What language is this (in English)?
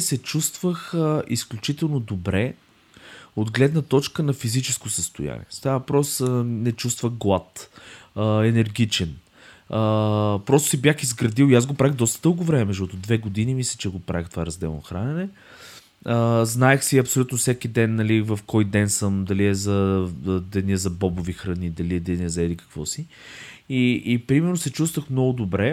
Bulgarian